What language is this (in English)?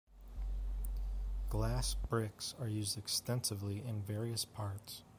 English